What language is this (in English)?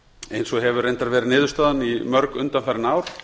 Icelandic